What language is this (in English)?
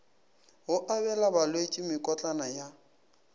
Northern Sotho